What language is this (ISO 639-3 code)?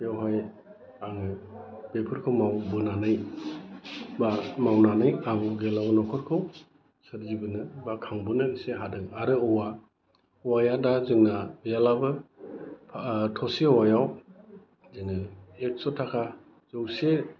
brx